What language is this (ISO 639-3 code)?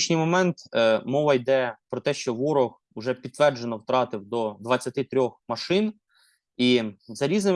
ukr